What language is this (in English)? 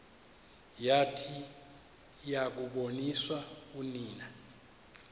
Xhosa